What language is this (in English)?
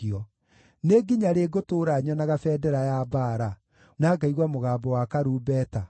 Kikuyu